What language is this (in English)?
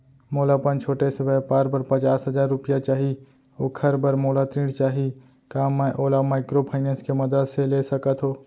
Chhattisgarhi